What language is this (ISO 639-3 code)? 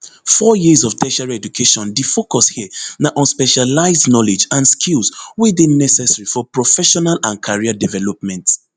pcm